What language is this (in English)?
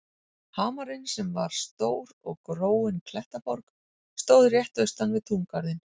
Icelandic